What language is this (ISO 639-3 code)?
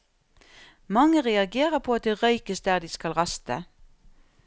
nor